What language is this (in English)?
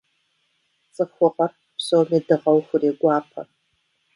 Kabardian